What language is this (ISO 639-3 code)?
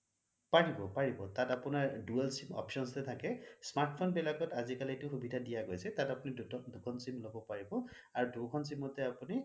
asm